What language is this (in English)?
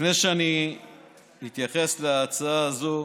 Hebrew